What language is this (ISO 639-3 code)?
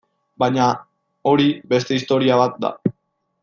eus